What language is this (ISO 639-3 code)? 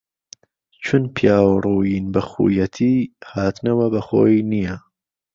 ckb